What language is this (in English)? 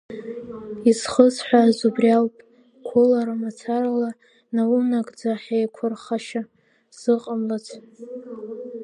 Abkhazian